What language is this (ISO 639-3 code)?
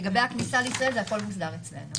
heb